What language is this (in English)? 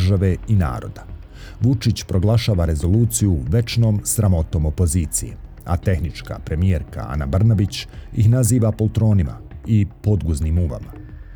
Croatian